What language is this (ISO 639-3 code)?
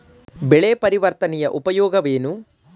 kan